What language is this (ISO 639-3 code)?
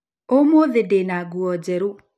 kik